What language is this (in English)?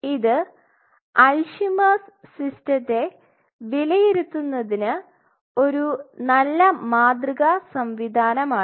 Malayalam